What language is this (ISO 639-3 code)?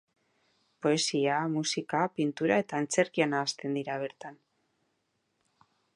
eus